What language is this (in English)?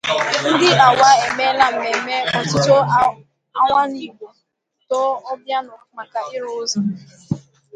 Igbo